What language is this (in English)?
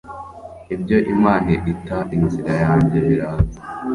Kinyarwanda